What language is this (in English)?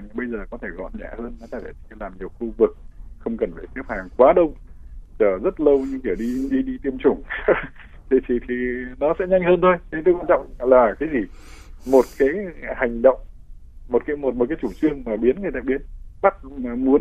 Vietnamese